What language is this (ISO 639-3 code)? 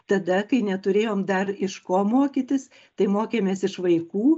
lit